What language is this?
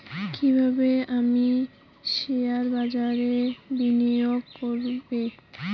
Bangla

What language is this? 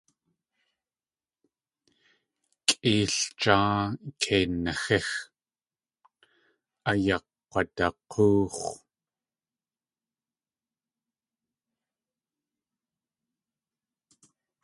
Tlingit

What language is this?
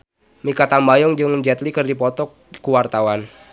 Sundanese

